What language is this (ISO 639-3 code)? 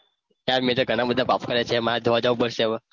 guj